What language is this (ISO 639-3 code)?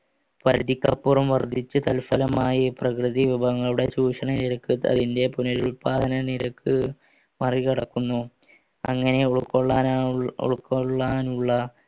mal